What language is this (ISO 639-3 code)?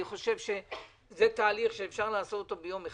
heb